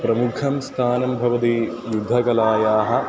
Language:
Sanskrit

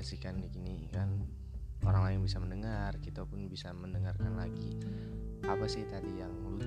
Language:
Indonesian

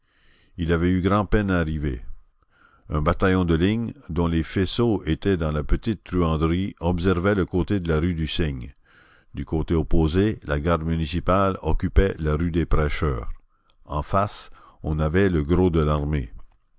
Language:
French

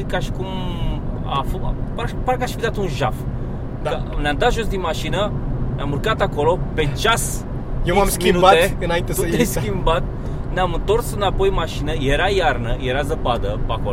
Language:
Romanian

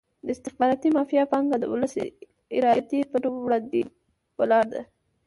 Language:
Pashto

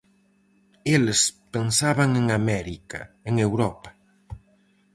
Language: Galician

